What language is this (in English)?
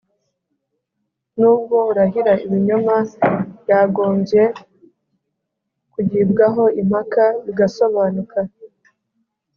Kinyarwanda